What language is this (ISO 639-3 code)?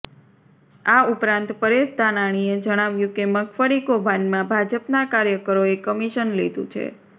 guj